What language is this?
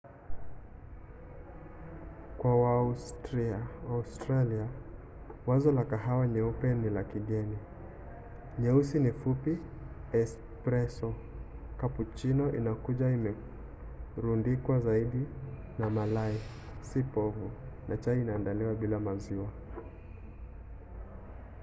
Swahili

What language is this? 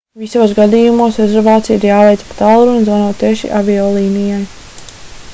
Latvian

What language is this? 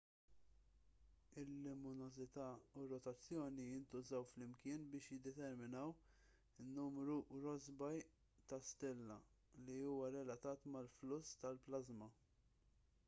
Maltese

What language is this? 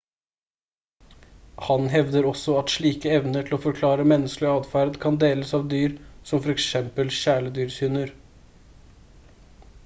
Norwegian Bokmål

